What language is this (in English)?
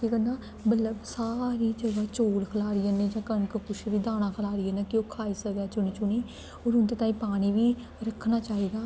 Dogri